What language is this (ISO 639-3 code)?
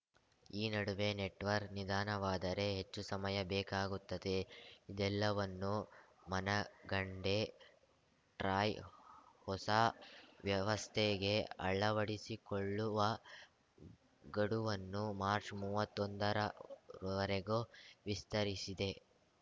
kan